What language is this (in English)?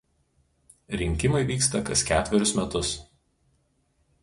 Lithuanian